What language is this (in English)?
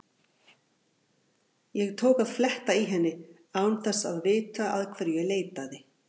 Icelandic